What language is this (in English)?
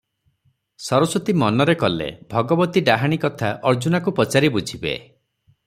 Odia